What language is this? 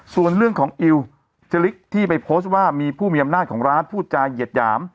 Thai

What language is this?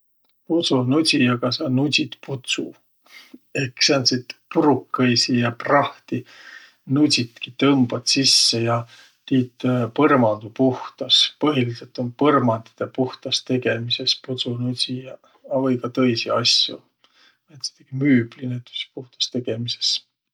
Võro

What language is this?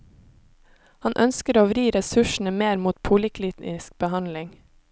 Norwegian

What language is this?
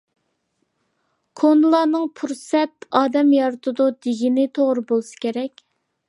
Uyghur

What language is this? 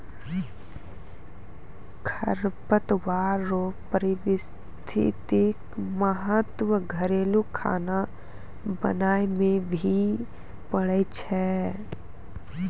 Maithili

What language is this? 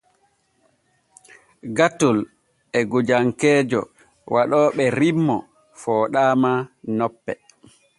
Borgu Fulfulde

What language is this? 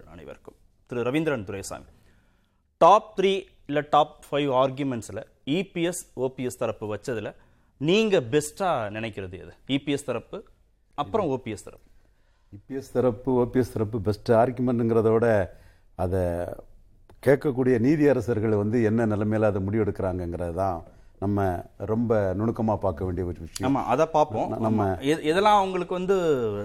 Tamil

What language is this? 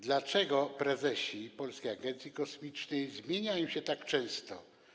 Polish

